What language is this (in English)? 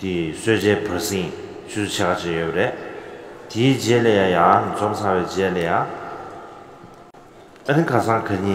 Korean